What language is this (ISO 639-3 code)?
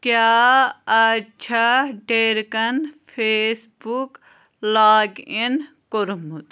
kas